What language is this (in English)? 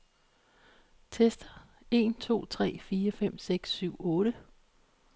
Danish